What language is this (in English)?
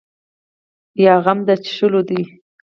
Pashto